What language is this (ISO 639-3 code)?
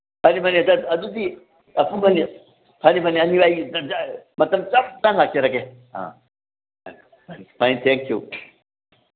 mni